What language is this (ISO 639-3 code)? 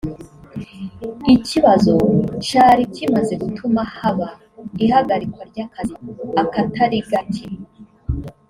kin